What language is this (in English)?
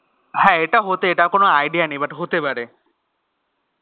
Bangla